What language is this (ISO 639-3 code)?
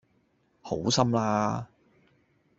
yue